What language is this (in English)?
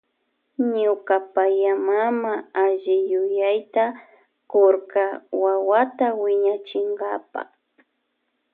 Loja Highland Quichua